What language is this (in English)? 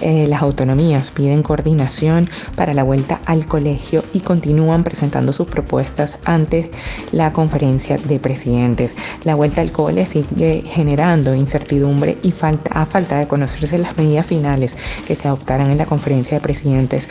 Spanish